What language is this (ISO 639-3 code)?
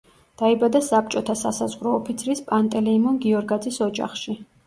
kat